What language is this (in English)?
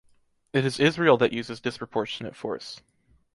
English